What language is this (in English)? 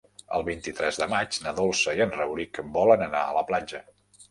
Catalan